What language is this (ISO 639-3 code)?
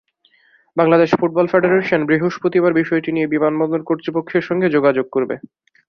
ben